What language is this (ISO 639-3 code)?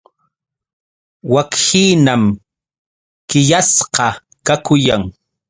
qux